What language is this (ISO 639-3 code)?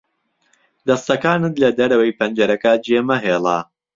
ckb